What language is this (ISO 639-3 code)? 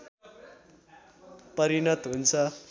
nep